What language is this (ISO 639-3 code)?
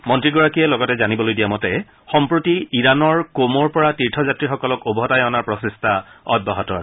asm